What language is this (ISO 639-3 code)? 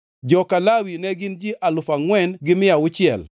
luo